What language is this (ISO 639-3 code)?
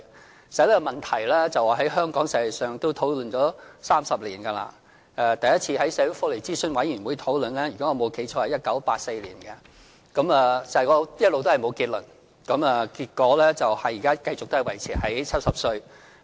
yue